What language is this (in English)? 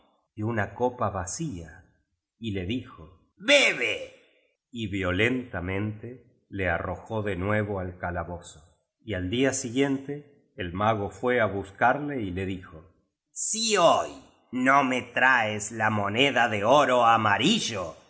Spanish